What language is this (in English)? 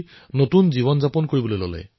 Assamese